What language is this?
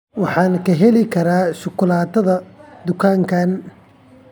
Somali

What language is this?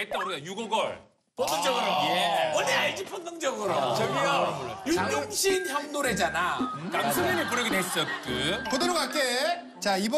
Korean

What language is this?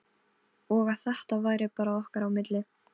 Icelandic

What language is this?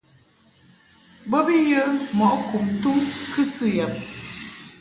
Mungaka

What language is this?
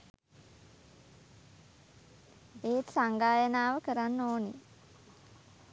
Sinhala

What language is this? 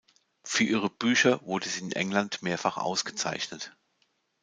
German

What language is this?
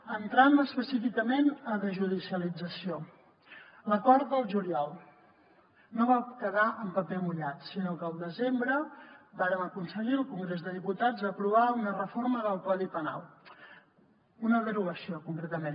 Catalan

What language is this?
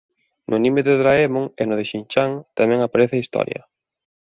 Galician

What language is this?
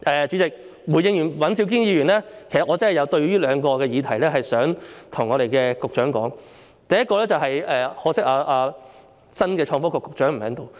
Cantonese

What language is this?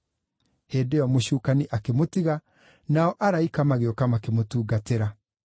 Kikuyu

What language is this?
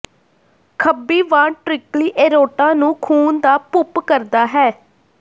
Punjabi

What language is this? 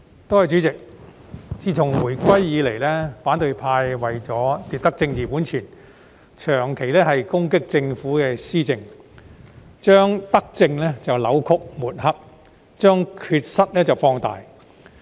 Cantonese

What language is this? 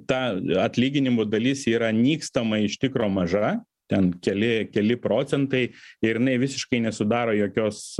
Lithuanian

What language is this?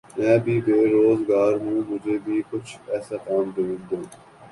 Urdu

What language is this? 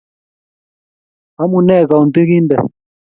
Kalenjin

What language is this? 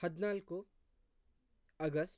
Kannada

